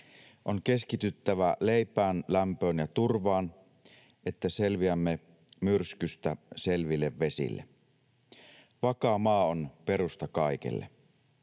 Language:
Finnish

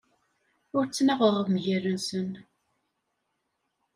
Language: Kabyle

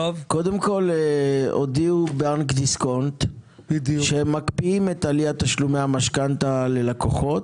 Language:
Hebrew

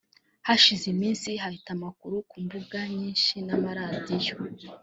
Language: Kinyarwanda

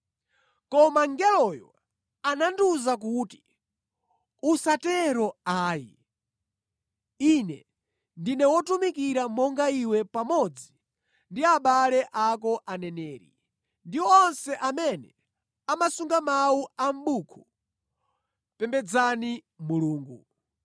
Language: Nyanja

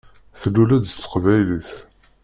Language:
Kabyle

